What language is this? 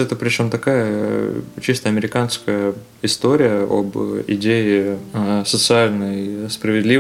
Russian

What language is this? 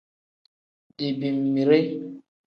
Tem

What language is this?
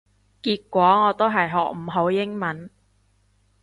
Cantonese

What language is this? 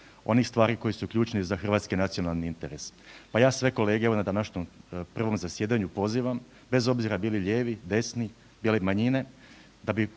Croatian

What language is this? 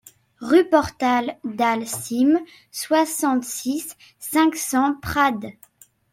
French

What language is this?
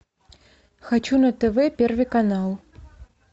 Russian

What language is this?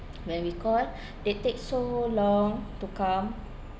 English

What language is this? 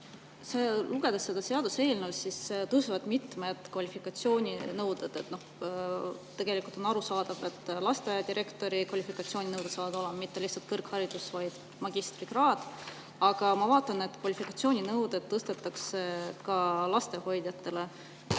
Estonian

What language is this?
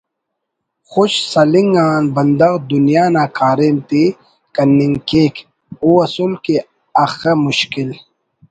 Brahui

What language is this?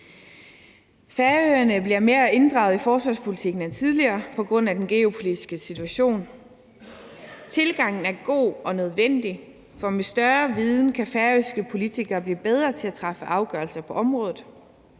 Danish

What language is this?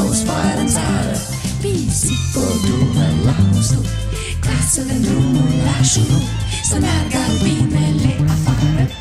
Romanian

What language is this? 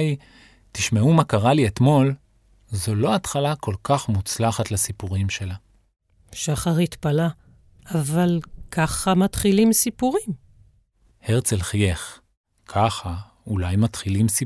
Hebrew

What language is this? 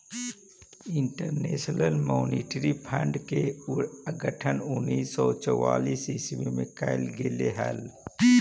Magahi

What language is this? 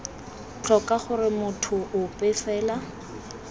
Tswana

